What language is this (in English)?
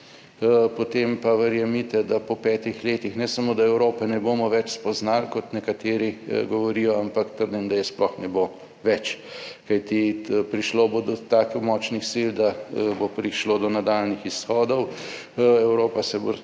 Slovenian